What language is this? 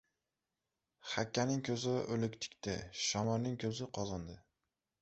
Uzbek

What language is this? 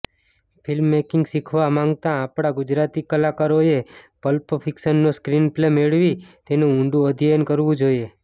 Gujarati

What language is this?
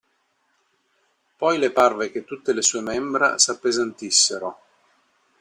Italian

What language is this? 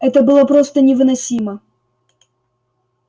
Russian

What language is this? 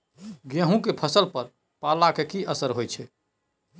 Maithili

